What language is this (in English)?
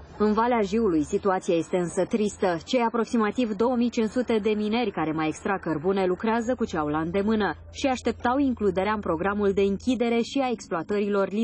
Romanian